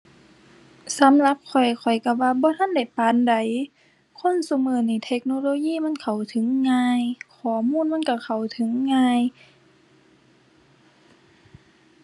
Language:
Thai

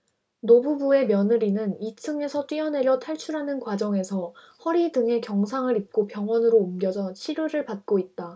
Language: Korean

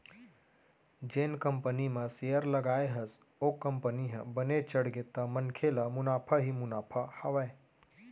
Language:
Chhattisgarhi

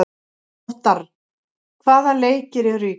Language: Icelandic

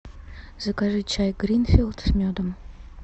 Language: Russian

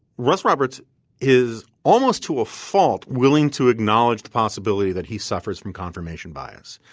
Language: English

